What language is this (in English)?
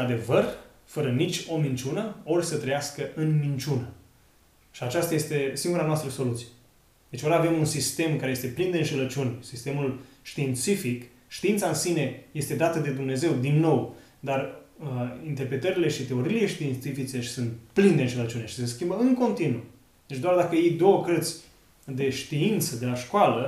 Romanian